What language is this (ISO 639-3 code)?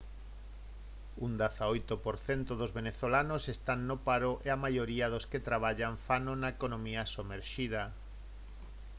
glg